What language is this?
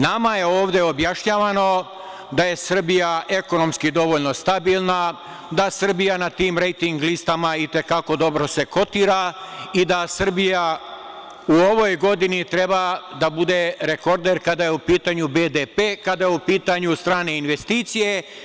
Serbian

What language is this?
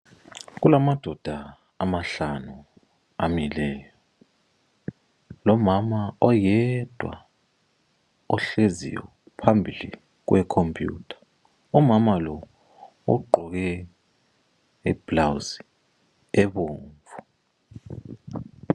North Ndebele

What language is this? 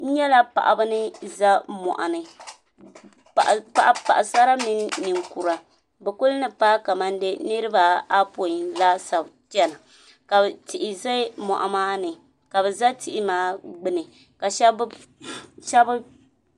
Dagbani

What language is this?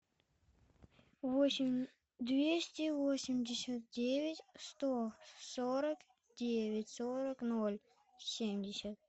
Russian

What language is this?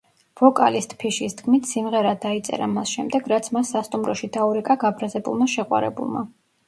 Georgian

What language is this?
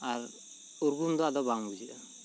Santali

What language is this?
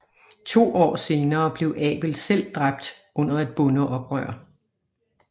Danish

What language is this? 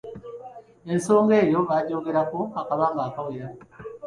Ganda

